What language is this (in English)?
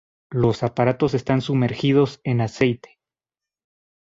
Spanish